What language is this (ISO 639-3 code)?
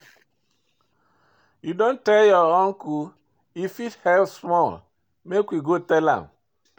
pcm